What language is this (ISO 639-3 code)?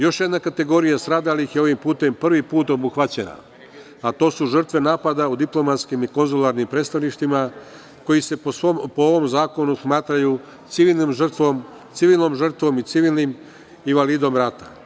srp